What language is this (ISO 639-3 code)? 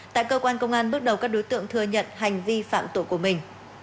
vie